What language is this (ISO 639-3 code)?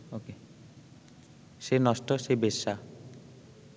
ben